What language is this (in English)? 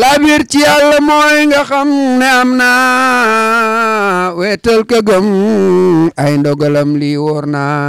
Indonesian